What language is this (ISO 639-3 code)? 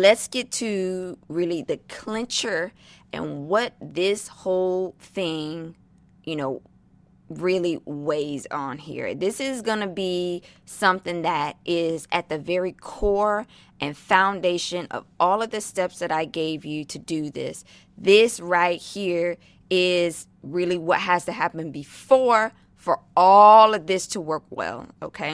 eng